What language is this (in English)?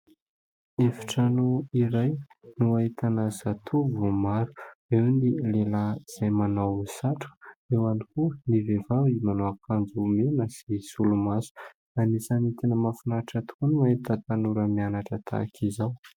Malagasy